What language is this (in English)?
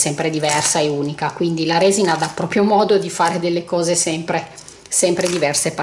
Italian